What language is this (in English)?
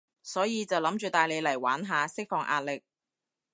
Cantonese